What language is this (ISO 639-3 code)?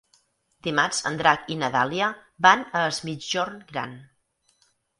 cat